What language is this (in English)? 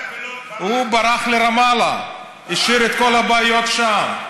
Hebrew